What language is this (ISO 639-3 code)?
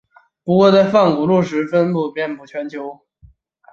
zho